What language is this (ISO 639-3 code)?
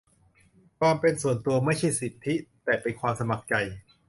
tha